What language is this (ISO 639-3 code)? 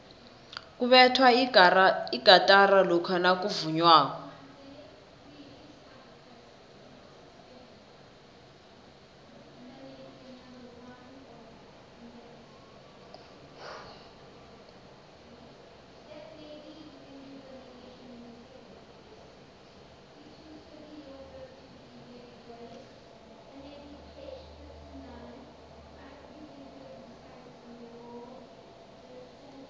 nbl